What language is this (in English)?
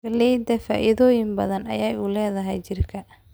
Somali